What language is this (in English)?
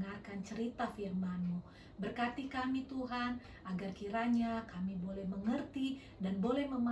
Indonesian